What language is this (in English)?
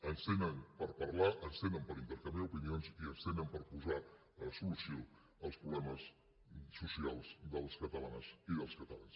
Catalan